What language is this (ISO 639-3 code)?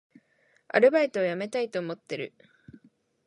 jpn